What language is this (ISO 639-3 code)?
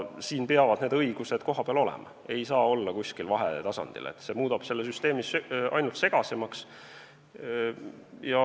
est